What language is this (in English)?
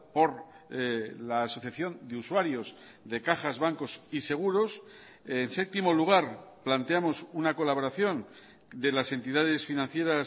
Spanish